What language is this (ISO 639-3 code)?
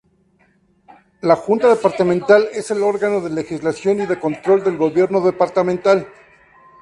spa